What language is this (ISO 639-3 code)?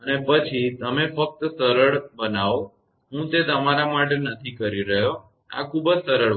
guj